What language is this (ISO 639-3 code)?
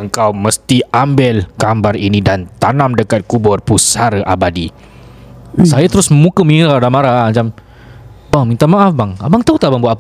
msa